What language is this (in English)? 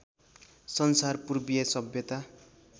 Nepali